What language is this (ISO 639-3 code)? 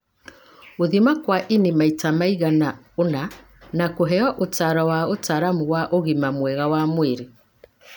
kik